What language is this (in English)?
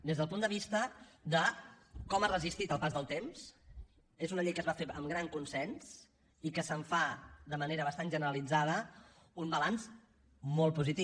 Catalan